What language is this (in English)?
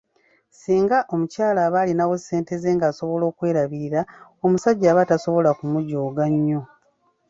Ganda